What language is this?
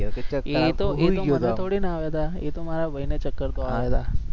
Gujarati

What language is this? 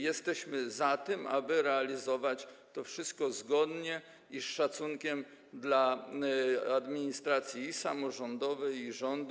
Polish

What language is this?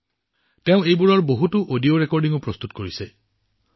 Assamese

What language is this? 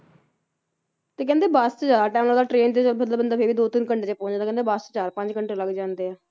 Punjabi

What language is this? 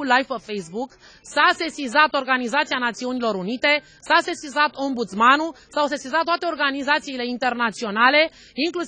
Romanian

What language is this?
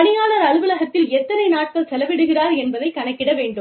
Tamil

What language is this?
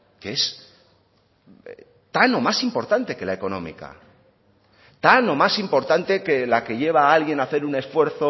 Spanish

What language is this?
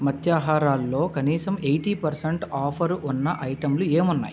Telugu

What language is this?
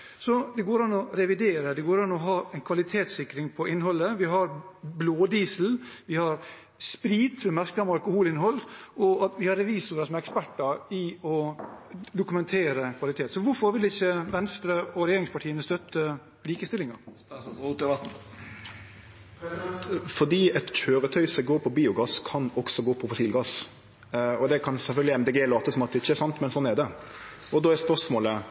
Norwegian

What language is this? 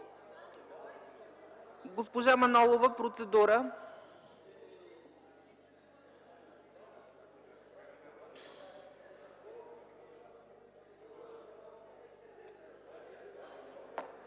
Bulgarian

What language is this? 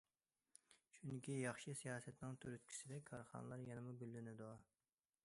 Uyghur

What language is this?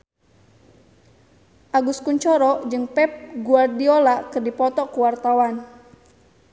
Sundanese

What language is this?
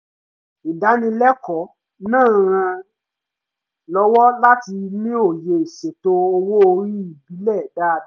Yoruba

